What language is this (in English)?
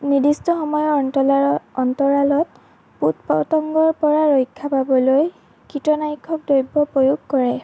Assamese